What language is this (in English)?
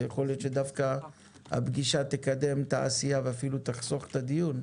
Hebrew